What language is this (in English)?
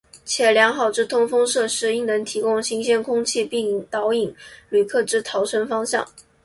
Chinese